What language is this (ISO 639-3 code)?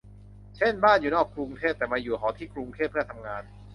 tha